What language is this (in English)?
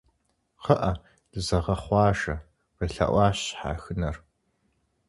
Kabardian